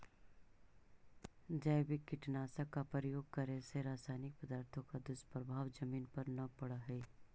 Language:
Magahi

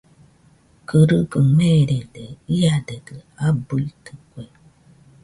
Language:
Nüpode Huitoto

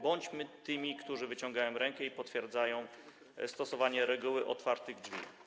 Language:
Polish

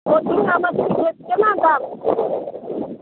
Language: Maithili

